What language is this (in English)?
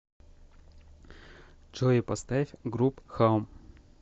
Russian